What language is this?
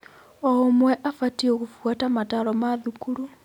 Kikuyu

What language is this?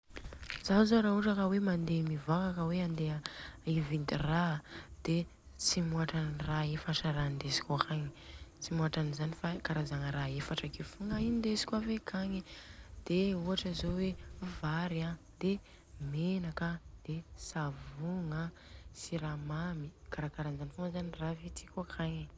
Southern Betsimisaraka Malagasy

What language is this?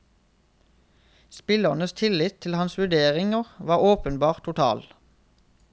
Norwegian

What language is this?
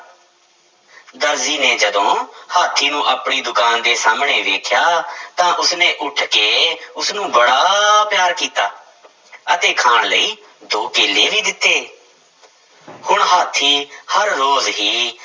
Punjabi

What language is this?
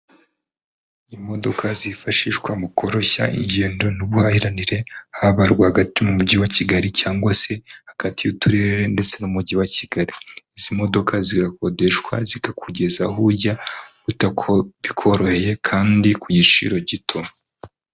Kinyarwanda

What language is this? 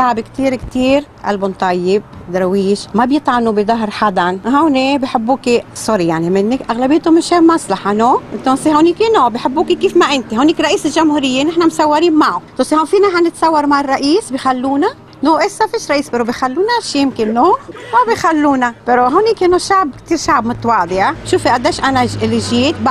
Arabic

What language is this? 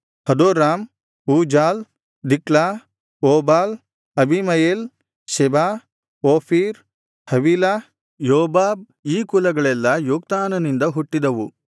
Kannada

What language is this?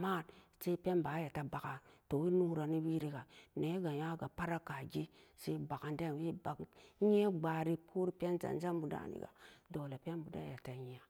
Samba Daka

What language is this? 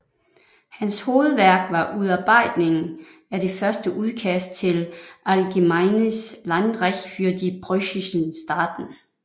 Danish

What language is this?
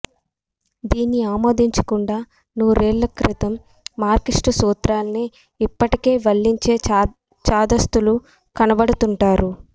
Telugu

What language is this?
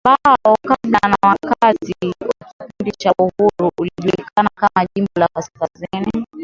Swahili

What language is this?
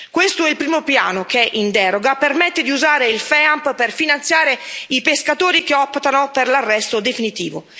Italian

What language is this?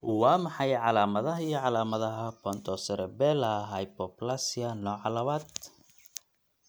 Somali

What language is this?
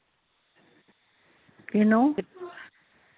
Punjabi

